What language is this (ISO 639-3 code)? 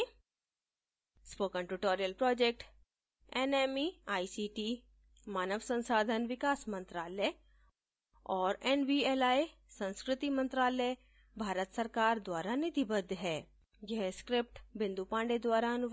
hin